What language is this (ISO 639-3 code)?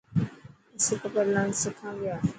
mki